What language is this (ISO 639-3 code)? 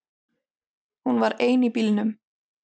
isl